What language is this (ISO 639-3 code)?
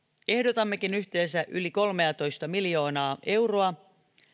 fin